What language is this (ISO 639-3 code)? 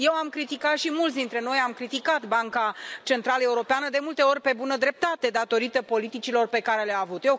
ron